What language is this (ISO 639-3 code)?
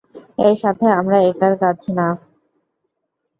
ben